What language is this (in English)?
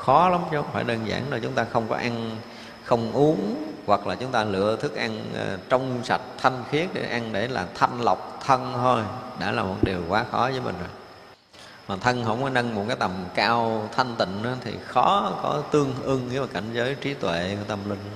Vietnamese